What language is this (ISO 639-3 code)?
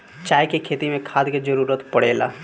bho